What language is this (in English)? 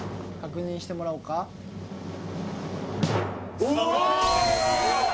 Japanese